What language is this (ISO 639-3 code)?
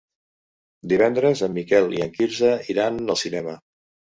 cat